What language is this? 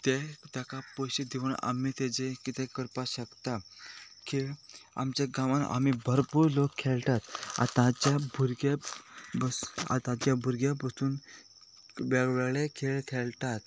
Konkani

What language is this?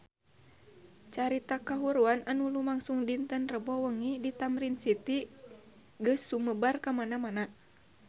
Sundanese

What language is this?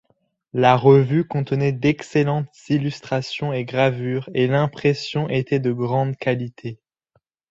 French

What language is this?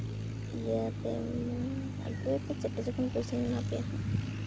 Santali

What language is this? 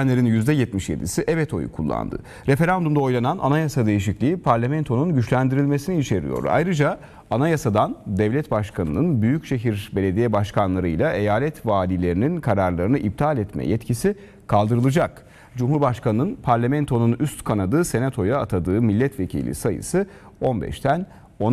Turkish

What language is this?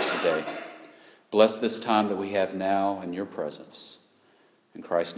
English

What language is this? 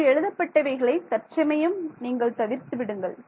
Tamil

